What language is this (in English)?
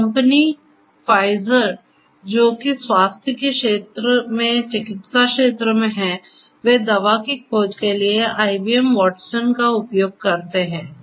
Hindi